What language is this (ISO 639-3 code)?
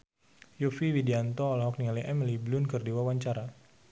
sun